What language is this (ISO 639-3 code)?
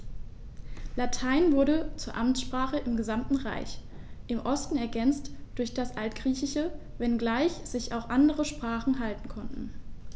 deu